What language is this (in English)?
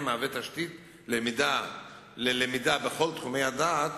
Hebrew